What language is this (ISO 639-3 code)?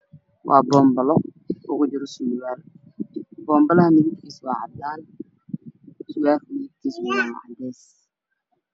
som